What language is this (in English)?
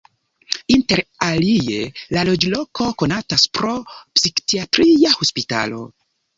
Esperanto